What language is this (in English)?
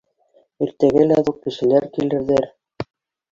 Bashkir